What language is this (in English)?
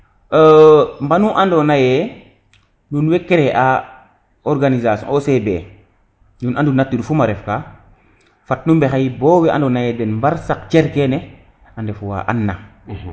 Serer